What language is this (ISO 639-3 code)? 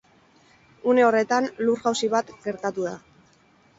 eus